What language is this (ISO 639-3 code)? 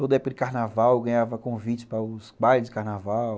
por